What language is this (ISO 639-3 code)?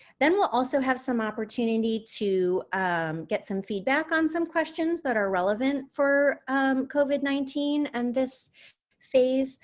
eng